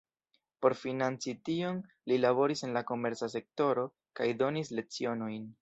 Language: Esperanto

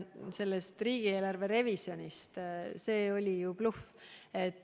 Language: Estonian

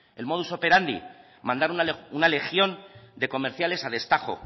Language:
Spanish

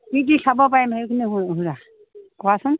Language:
Assamese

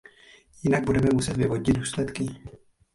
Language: Czech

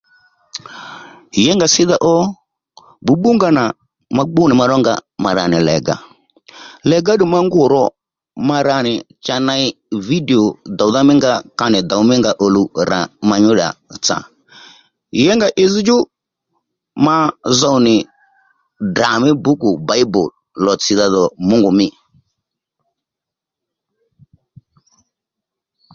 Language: Lendu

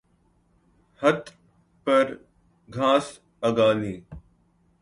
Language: Urdu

